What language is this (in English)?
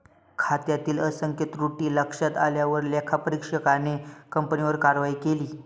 Marathi